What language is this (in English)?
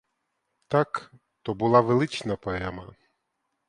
Ukrainian